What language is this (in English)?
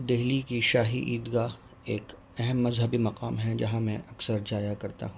Urdu